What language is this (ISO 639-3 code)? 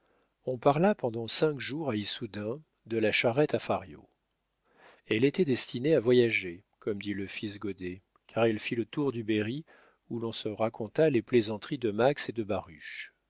fra